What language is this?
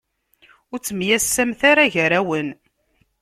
Kabyle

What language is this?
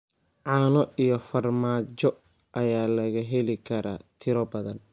Somali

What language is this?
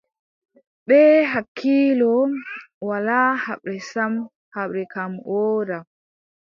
Adamawa Fulfulde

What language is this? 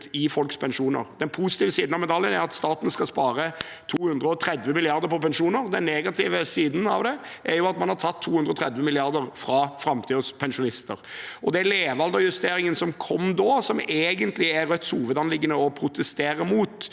Norwegian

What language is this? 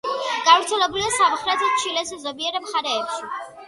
Georgian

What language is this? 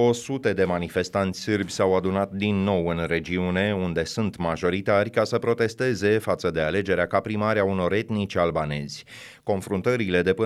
Romanian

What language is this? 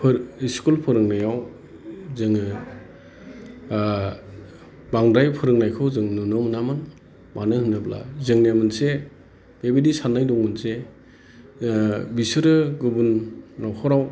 Bodo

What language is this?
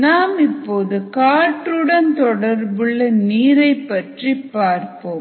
Tamil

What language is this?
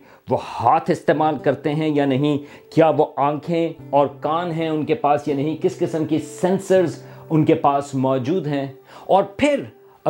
Urdu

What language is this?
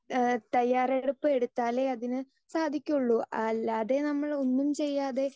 Malayalam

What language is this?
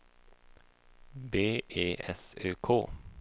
Swedish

